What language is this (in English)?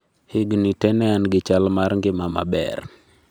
Luo (Kenya and Tanzania)